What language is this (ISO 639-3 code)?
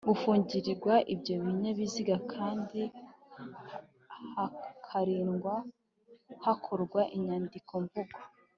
kin